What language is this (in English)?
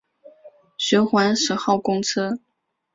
Chinese